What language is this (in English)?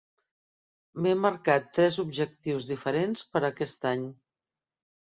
Catalan